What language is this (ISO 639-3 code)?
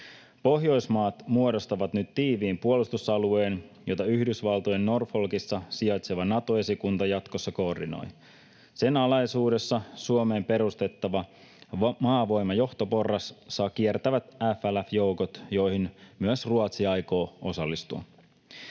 fin